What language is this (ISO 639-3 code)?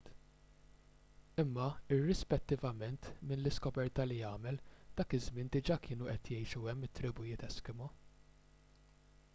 mlt